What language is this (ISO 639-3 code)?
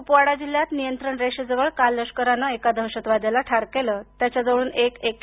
mar